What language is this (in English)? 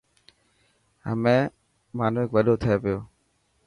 Dhatki